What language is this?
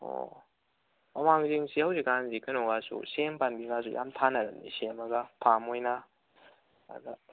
Manipuri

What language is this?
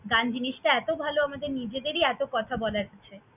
Bangla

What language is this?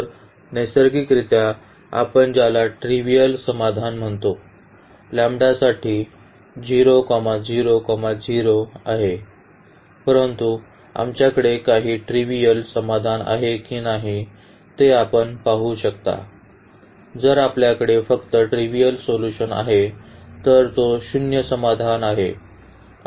Marathi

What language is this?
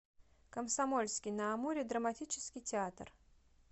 Russian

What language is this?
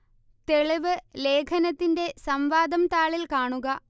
Malayalam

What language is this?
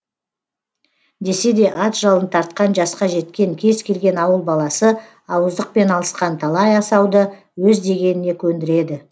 Kazakh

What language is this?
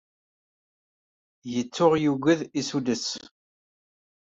Kabyle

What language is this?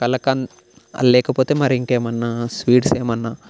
Telugu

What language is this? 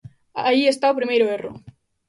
Galician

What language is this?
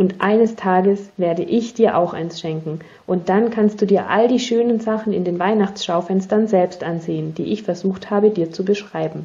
German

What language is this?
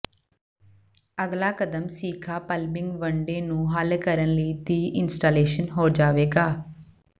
Punjabi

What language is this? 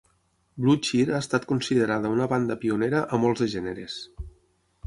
Catalan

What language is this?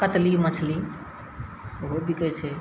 Maithili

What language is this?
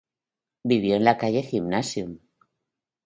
Spanish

